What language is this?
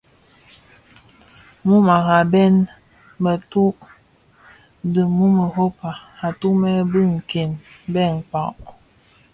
Bafia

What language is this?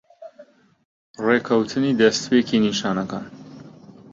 Central Kurdish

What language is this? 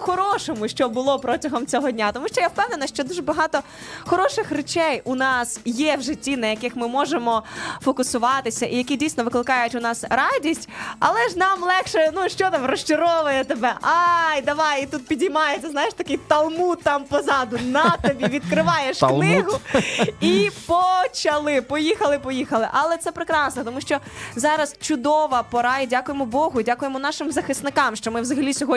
Ukrainian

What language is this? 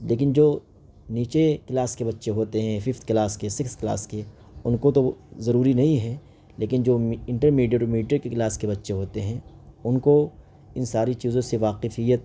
Urdu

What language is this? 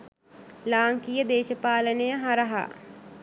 Sinhala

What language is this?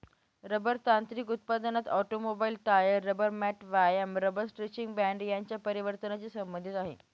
Marathi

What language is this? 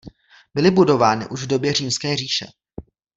Czech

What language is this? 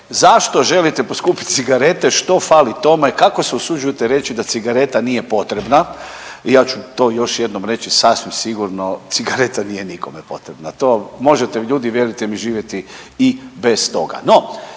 Croatian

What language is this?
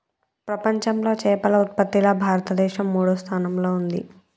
Telugu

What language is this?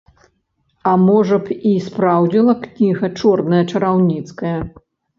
Belarusian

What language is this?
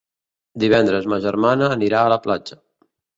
Catalan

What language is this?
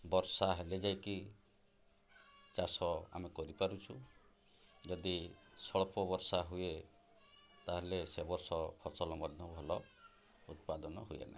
Odia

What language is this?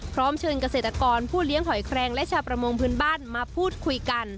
Thai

